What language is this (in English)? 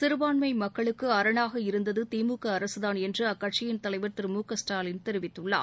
Tamil